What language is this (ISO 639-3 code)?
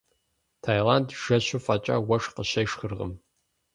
kbd